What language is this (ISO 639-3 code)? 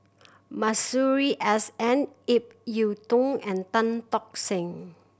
eng